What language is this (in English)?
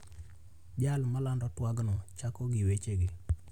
Luo (Kenya and Tanzania)